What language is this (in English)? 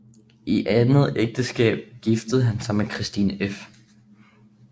Danish